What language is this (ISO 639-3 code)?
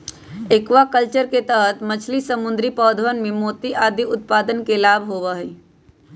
mag